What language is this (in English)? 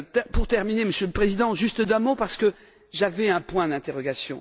French